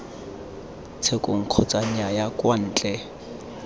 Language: Tswana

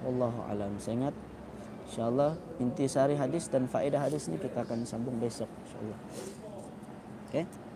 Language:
Malay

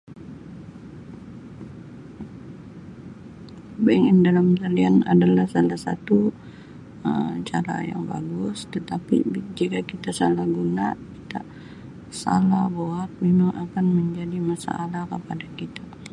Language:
Sabah Malay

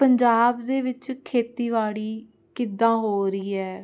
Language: Punjabi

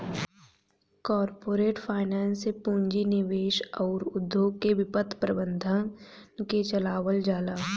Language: Bhojpuri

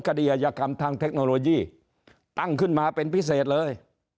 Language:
Thai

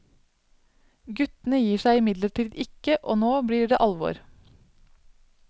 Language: Norwegian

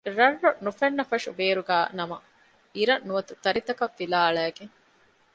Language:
Divehi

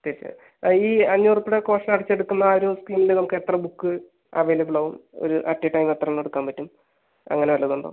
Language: Malayalam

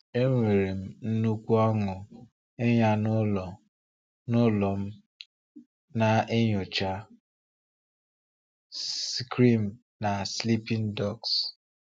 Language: Igbo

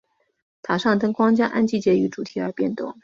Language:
Chinese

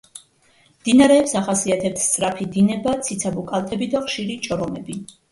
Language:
Georgian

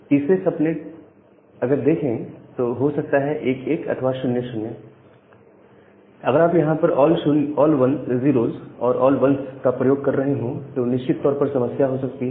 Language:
Hindi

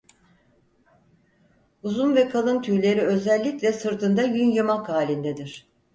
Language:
Turkish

